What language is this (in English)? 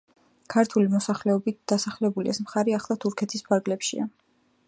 Georgian